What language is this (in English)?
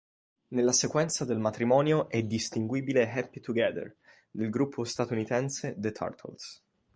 Italian